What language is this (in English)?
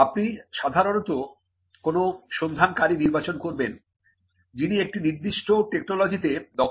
Bangla